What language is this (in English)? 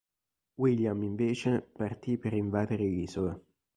Italian